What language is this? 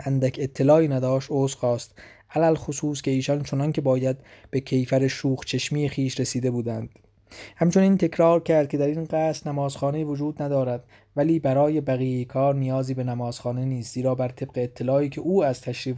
Persian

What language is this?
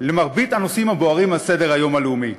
Hebrew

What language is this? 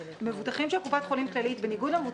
Hebrew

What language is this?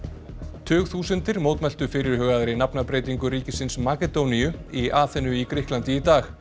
Icelandic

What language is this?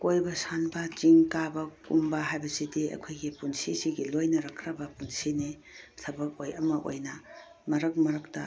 Manipuri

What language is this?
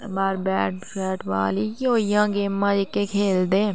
Dogri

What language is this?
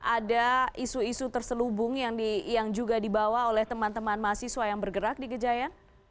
Indonesian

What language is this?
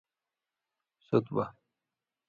Indus Kohistani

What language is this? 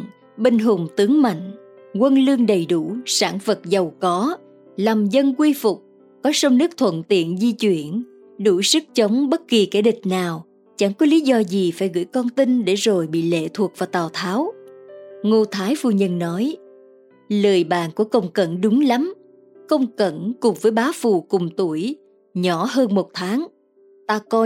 Vietnamese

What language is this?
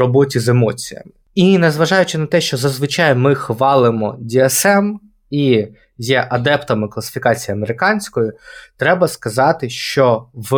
Ukrainian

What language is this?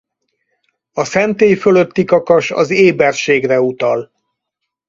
Hungarian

